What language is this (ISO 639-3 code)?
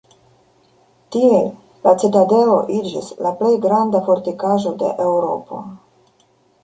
epo